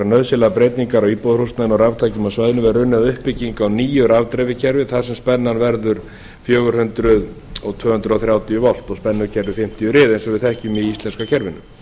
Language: Icelandic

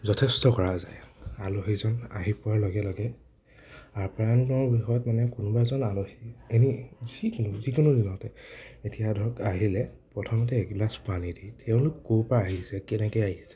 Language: Assamese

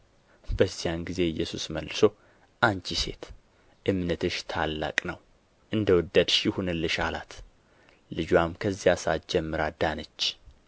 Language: Amharic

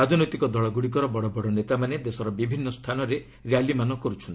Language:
Odia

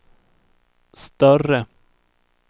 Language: Swedish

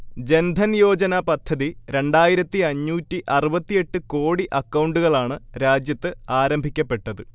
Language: Malayalam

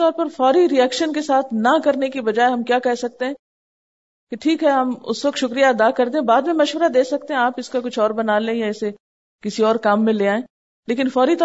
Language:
Urdu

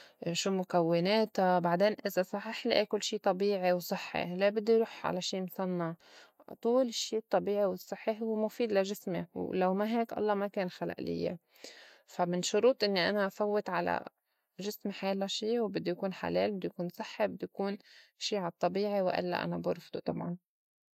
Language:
North Levantine Arabic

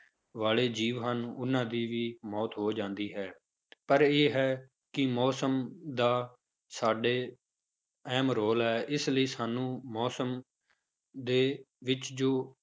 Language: Punjabi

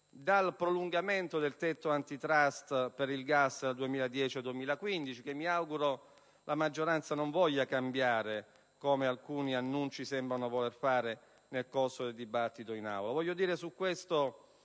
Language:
Italian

